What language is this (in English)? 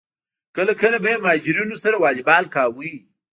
Pashto